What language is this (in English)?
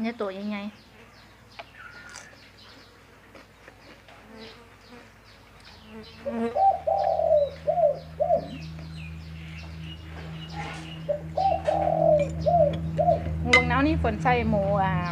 Thai